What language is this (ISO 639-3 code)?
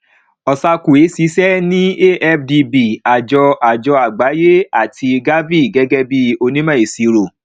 yor